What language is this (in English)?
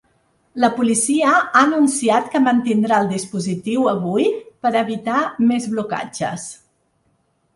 Catalan